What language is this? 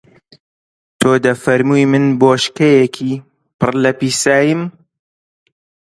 Central Kurdish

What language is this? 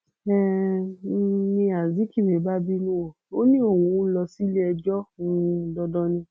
Yoruba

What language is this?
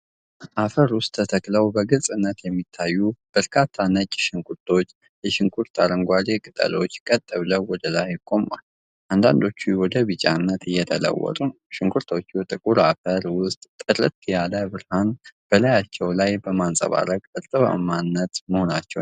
Amharic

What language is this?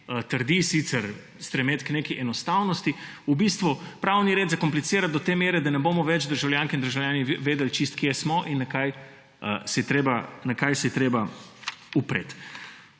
Slovenian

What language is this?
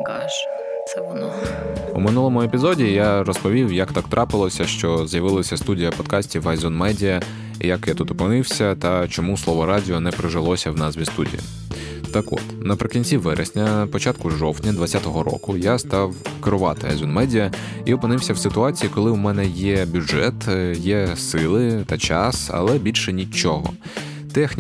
Ukrainian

